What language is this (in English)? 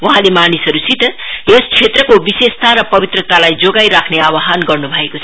Nepali